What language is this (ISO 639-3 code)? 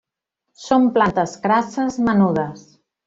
cat